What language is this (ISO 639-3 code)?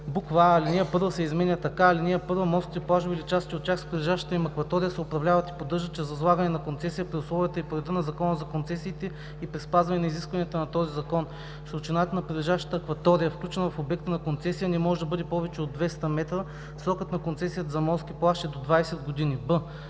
bul